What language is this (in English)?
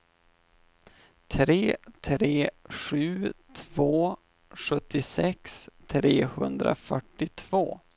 Swedish